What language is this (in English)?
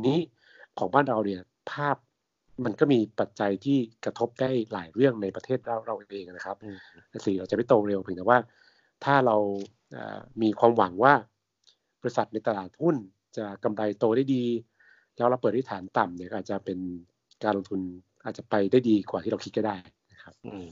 Thai